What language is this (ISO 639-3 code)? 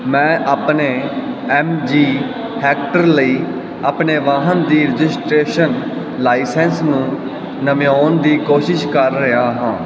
pan